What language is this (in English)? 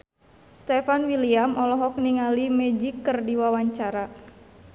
Sundanese